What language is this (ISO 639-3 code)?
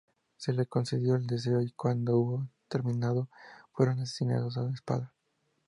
spa